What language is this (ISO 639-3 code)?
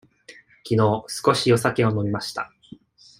jpn